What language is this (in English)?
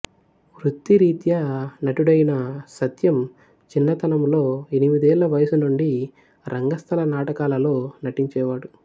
Telugu